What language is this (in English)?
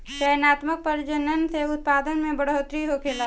Bhojpuri